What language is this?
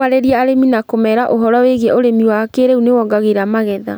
Kikuyu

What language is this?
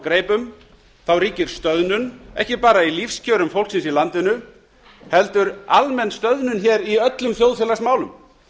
Icelandic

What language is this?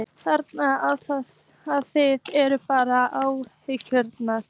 Icelandic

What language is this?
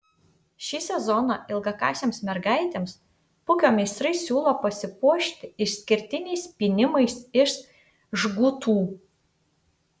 Lithuanian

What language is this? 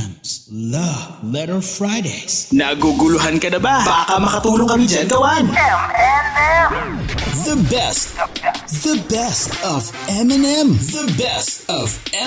Filipino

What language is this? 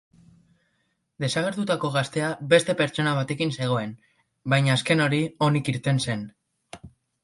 Basque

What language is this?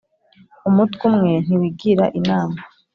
Kinyarwanda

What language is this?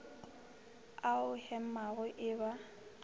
Northern Sotho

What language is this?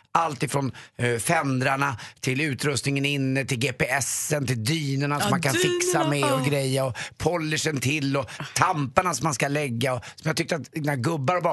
Swedish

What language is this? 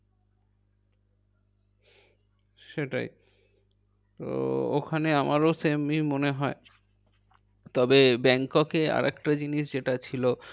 Bangla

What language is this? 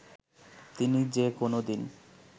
Bangla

